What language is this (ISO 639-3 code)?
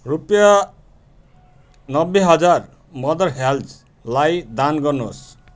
nep